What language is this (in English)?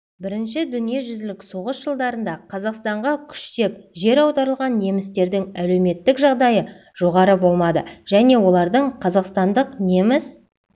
Kazakh